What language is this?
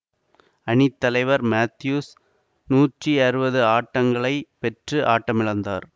Tamil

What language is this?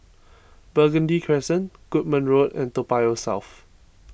English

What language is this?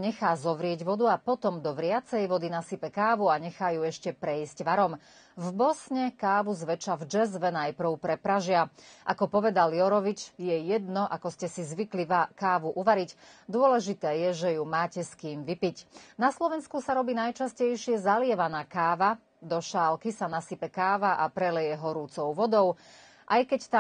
Slovak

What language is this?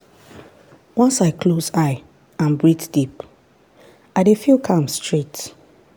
Nigerian Pidgin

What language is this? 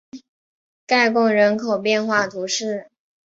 Chinese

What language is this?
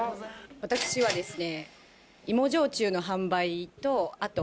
Japanese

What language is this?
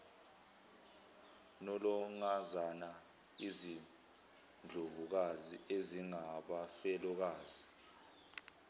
Zulu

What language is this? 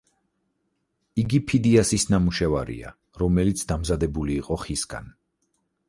Georgian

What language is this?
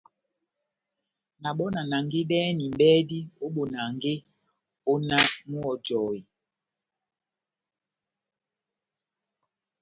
Batanga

